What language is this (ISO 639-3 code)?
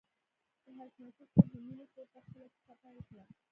pus